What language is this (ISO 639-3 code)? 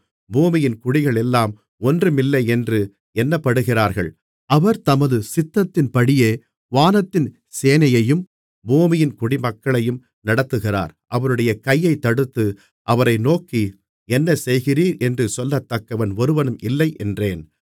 tam